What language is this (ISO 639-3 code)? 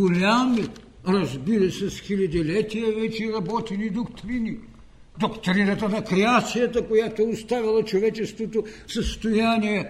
bul